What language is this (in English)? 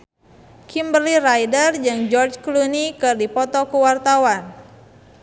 Sundanese